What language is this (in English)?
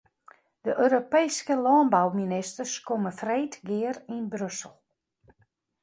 Western Frisian